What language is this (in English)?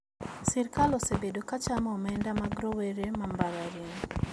Luo (Kenya and Tanzania)